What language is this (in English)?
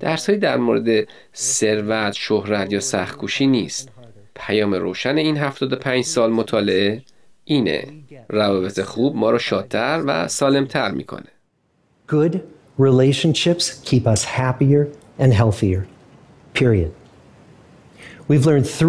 Persian